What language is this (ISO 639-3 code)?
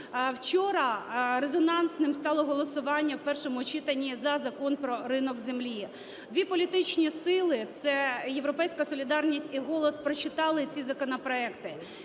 ukr